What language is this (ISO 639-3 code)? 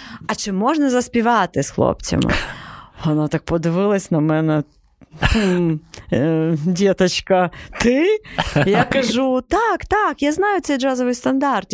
ukr